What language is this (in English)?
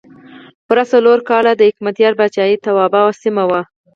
Pashto